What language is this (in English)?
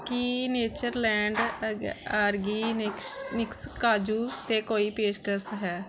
Punjabi